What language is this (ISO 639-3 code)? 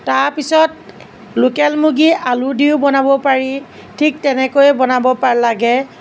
asm